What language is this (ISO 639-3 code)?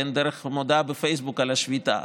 heb